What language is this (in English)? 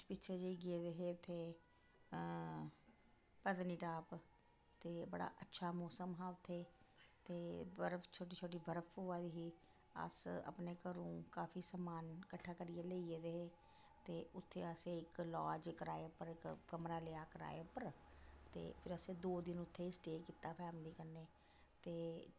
Dogri